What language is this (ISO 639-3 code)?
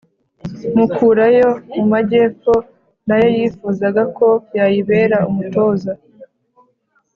kin